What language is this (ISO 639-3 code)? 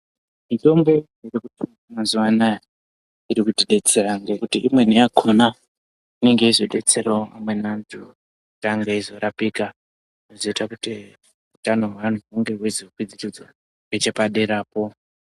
ndc